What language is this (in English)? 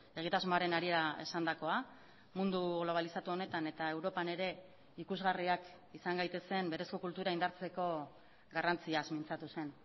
Basque